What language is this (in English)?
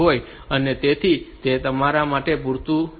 Gujarati